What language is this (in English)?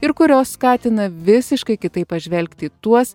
Lithuanian